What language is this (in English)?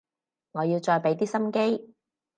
Cantonese